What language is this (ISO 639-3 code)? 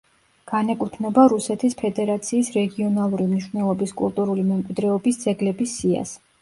kat